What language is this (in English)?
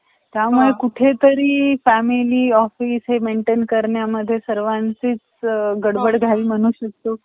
Marathi